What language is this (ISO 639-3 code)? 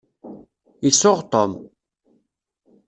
kab